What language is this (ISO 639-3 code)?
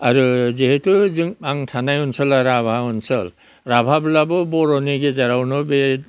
brx